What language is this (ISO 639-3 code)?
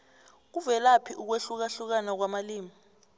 nbl